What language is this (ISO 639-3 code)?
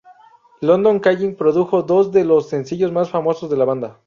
spa